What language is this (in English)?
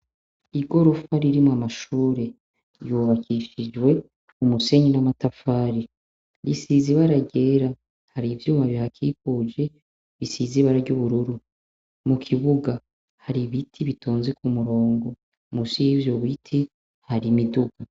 Rundi